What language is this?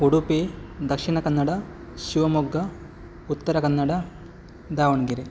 Kannada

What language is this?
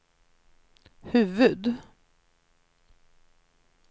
Swedish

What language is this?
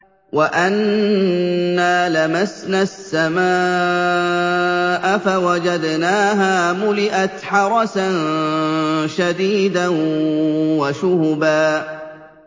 Arabic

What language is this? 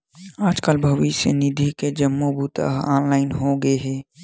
Chhattisgarhi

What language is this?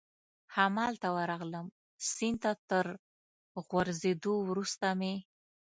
Pashto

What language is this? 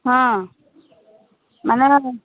Odia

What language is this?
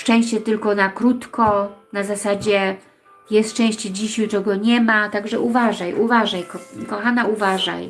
Polish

